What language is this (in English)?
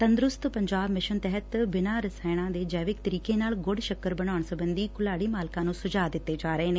Punjabi